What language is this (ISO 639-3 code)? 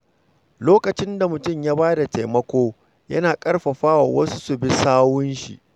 hau